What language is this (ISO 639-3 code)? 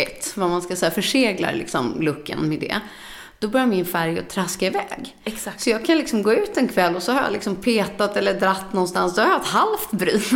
swe